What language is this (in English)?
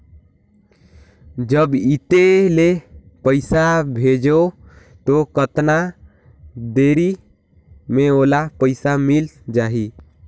Chhattisgarhi